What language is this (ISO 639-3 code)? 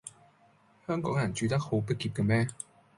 yue